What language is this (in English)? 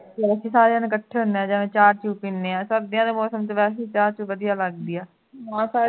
Punjabi